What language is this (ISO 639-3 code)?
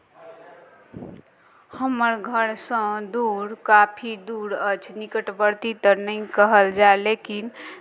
mai